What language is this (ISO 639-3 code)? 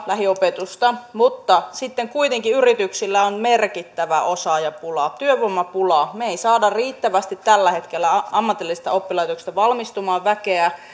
fin